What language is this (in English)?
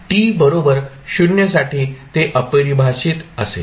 Marathi